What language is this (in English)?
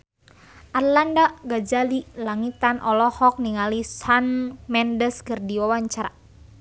Sundanese